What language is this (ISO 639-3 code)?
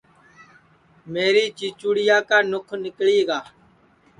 ssi